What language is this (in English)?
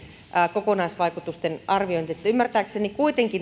Finnish